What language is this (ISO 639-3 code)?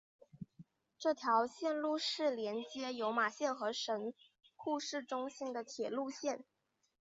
zho